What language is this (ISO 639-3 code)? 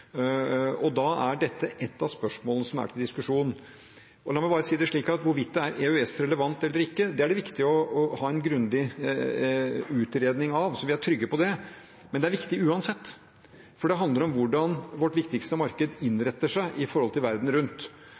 nob